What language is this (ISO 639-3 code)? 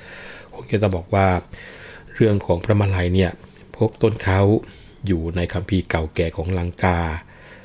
tha